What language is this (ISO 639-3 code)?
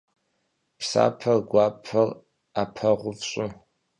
kbd